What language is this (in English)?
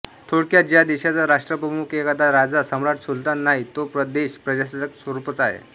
Marathi